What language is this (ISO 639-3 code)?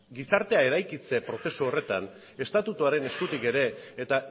eus